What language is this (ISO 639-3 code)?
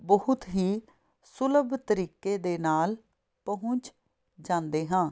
pan